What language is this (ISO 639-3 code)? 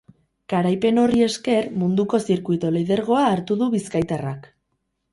eus